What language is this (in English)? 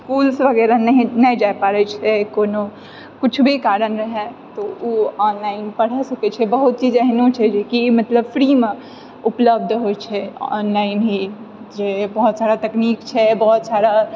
Maithili